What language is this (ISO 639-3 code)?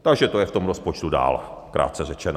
ces